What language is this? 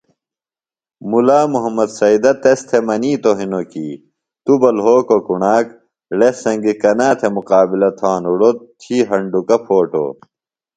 Phalura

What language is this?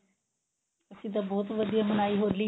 Punjabi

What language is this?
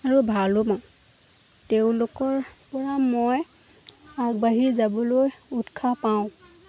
Assamese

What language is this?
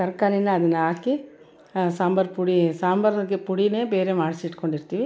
Kannada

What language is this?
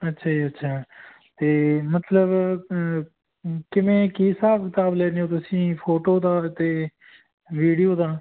Punjabi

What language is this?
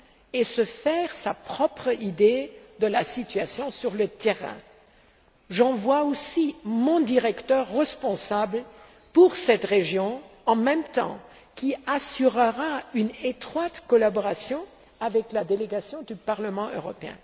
French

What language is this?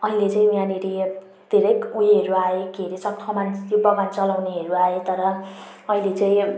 Nepali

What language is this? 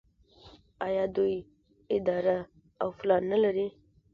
Pashto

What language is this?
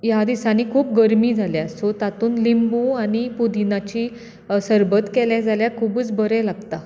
Konkani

